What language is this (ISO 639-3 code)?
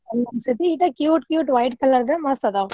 kan